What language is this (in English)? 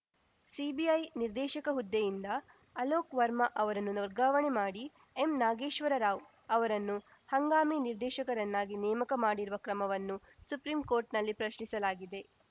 Kannada